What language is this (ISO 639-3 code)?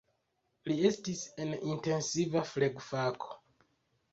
epo